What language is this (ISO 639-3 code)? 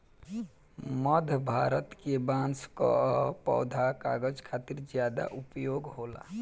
bho